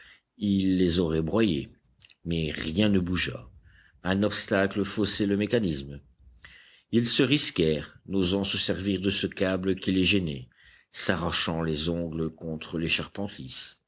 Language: French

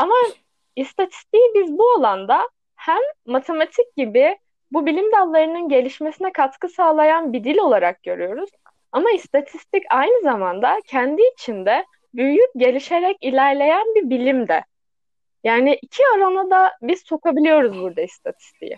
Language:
Turkish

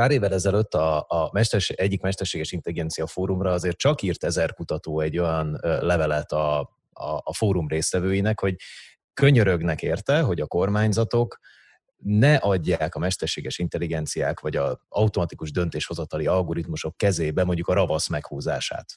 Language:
Hungarian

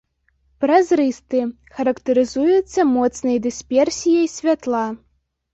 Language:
Belarusian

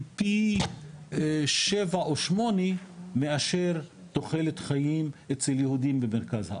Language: Hebrew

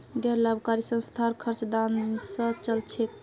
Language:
Magahi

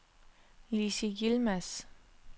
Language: Danish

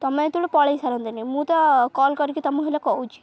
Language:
Odia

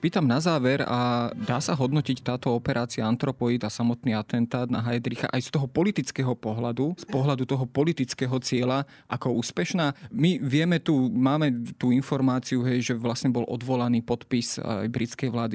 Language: Slovak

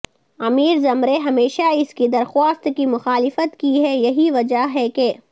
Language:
Urdu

